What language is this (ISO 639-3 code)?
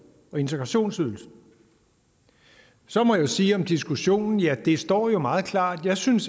dan